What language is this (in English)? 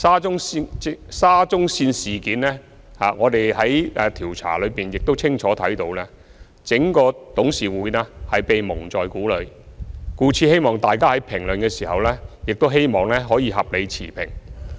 Cantonese